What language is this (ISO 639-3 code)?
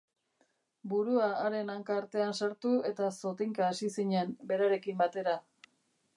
eus